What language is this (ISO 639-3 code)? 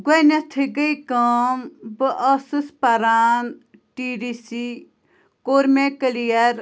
kas